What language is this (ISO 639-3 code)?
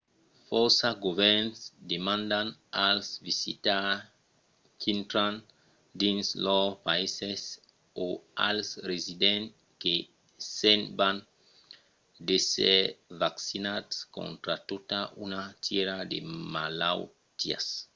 oci